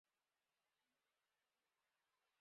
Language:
English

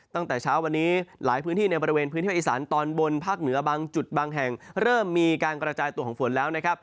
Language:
Thai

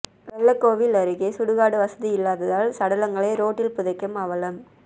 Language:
Tamil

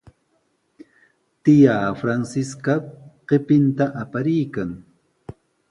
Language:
Sihuas Ancash Quechua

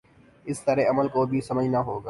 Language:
Urdu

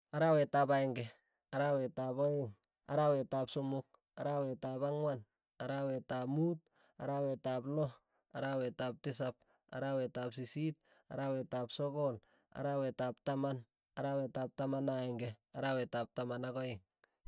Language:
Tugen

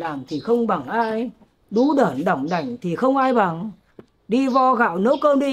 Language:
Vietnamese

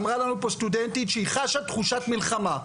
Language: Hebrew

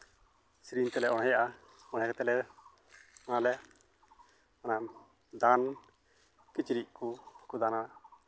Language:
Santali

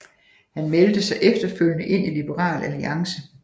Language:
Danish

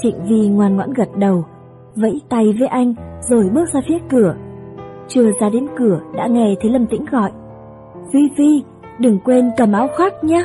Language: Vietnamese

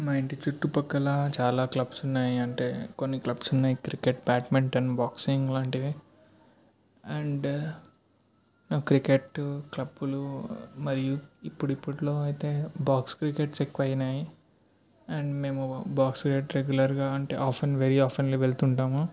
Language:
Telugu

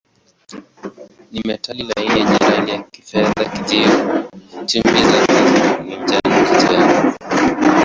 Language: Swahili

